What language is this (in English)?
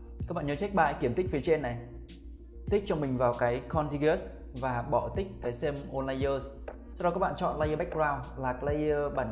Vietnamese